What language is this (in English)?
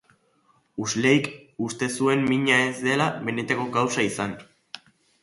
Basque